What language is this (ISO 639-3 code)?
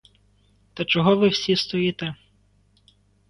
ukr